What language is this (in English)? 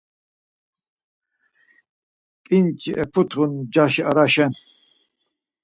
Laz